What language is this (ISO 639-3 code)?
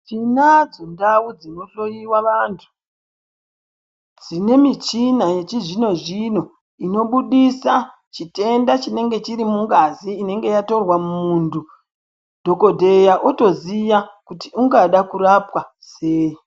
ndc